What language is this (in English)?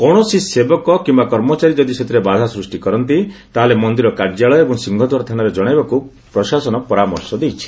Odia